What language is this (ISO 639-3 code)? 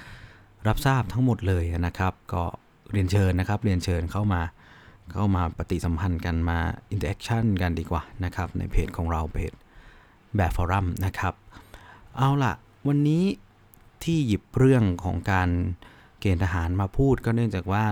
tha